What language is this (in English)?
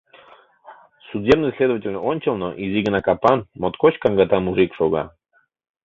Mari